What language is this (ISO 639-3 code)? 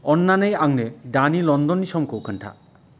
brx